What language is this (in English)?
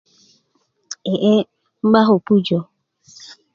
Kuku